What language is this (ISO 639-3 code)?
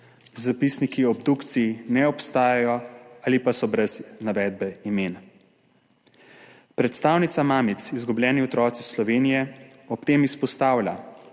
slv